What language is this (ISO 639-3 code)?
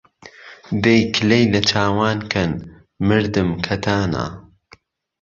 ckb